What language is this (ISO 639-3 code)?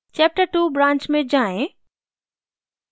hin